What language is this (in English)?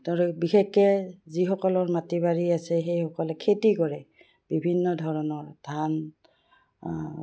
Assamese